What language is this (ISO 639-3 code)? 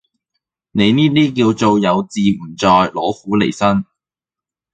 yue